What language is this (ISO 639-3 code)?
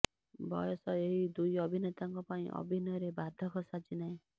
ori